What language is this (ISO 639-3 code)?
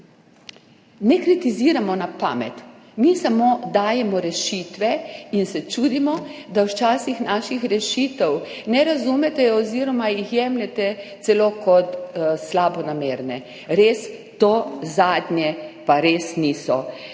slv